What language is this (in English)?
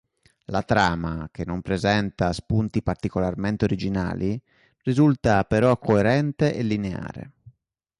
Italian